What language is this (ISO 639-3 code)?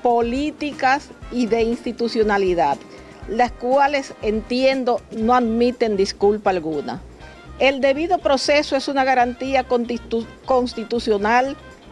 spa